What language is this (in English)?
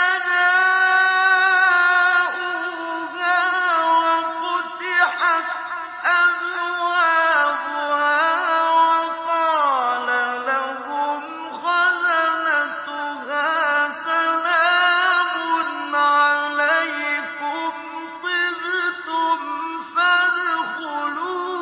Arabic